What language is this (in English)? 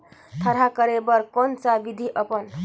Chhattisgarhi